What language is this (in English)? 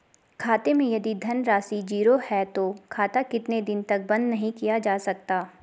Hindi